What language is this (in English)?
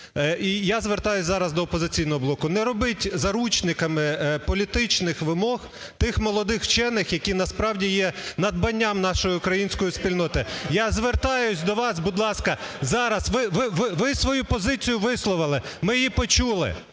Ukrainian